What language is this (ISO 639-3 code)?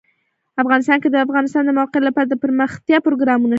pus